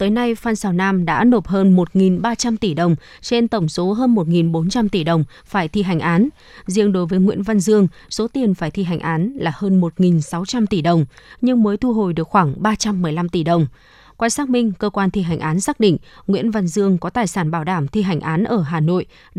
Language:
Vietnamese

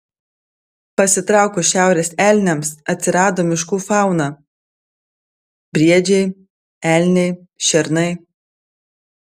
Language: Lithuanian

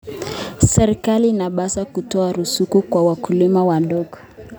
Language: Kalenjin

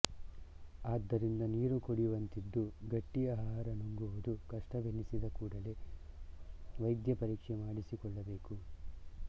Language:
Kannada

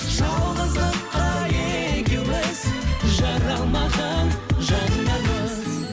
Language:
Kazakh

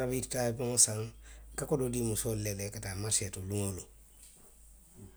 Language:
Western Maninkakan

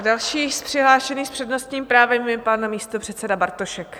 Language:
Czech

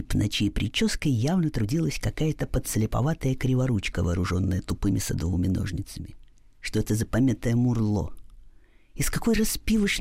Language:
Russian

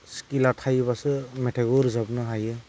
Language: Bodo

